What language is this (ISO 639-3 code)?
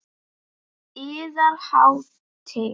isl